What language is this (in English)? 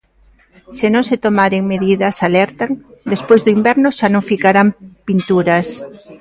Galician